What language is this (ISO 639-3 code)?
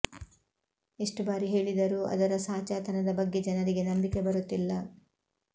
kan